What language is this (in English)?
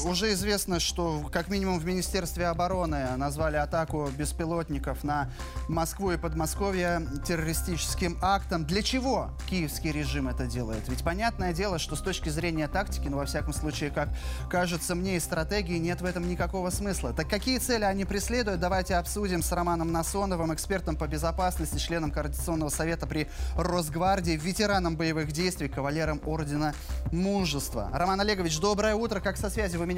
Russian